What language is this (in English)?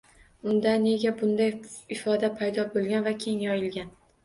Uzbek